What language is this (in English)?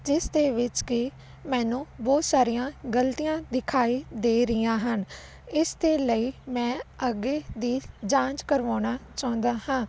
Punjabi